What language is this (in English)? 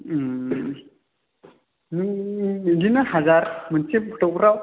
Bodo